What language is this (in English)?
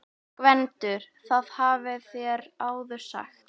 Icelandic